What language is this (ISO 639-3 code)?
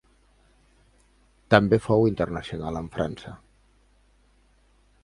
cat